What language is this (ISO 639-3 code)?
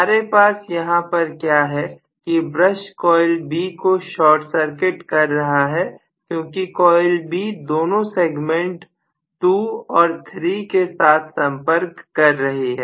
hin